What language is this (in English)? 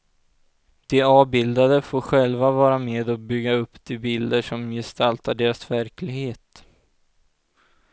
Swedish